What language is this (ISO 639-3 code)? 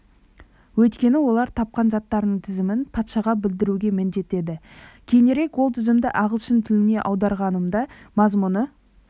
kaz